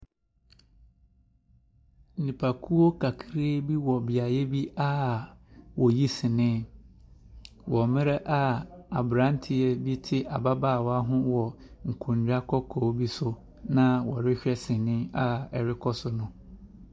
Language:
Akan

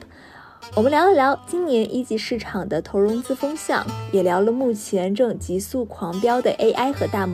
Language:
Chinese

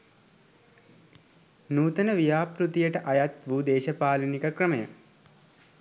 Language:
Sinhala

